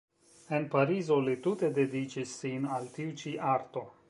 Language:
Esperanto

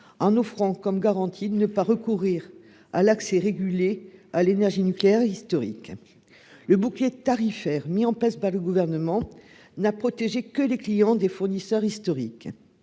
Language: French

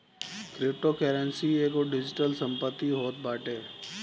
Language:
Bhojpuri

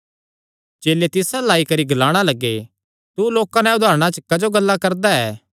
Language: Kangri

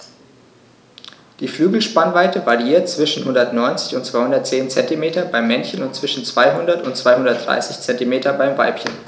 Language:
German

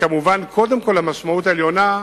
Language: Hebrew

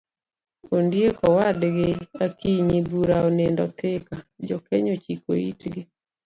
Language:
Luo (Kenya and Tanzania)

